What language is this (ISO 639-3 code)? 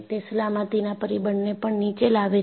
guj